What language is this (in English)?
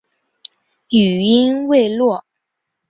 Chinese